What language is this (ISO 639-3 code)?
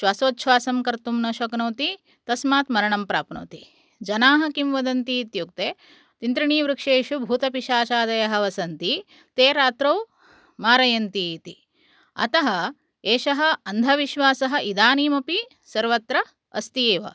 san